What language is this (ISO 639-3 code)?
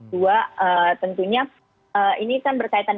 ind